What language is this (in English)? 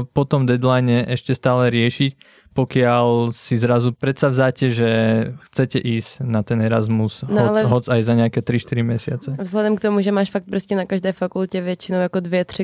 Czech